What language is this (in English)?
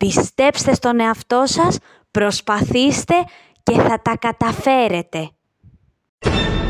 Greek